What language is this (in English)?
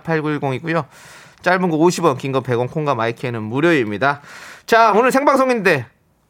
Korean